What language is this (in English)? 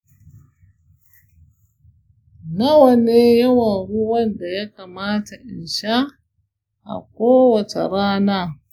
Hausa